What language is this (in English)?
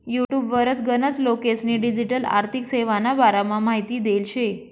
Marathi